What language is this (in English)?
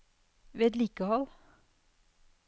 Norwegian